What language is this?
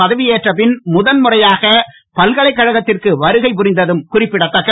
Tamil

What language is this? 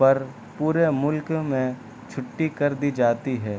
Urdu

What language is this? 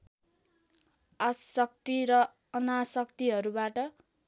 Nepali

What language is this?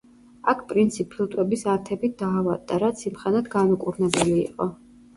Georgian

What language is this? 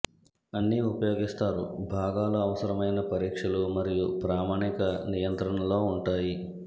Telugu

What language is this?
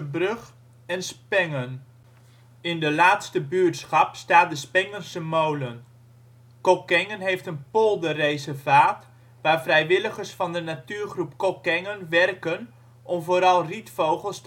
Dutch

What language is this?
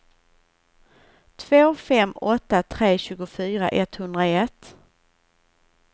Swedish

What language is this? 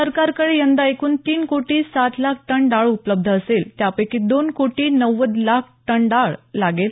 Marathi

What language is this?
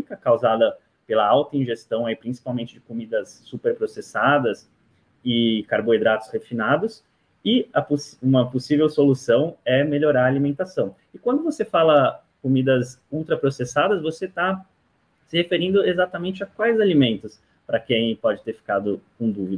Portuguese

